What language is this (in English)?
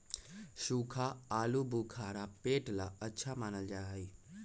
Magahi